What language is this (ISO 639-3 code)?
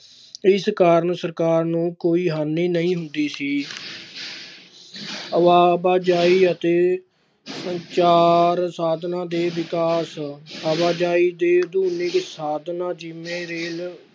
pan